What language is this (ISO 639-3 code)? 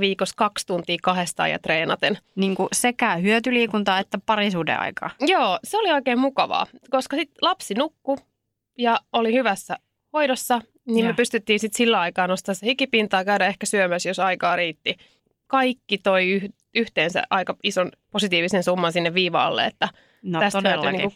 fin